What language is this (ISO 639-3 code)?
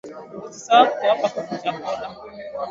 swa